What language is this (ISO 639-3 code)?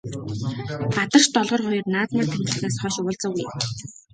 mon